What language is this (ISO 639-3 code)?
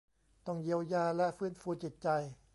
tha